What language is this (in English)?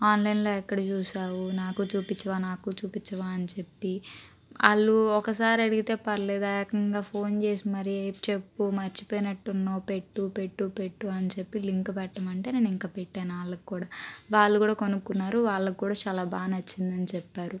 Telugu